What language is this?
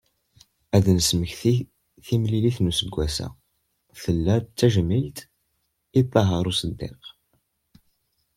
Kabyle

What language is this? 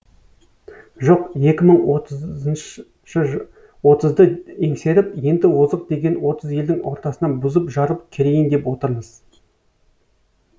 Kazakh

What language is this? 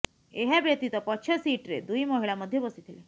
Odia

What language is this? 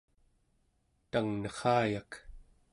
Central Yupik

